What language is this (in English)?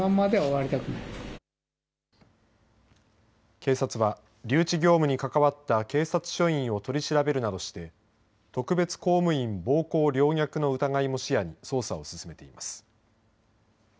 Japanese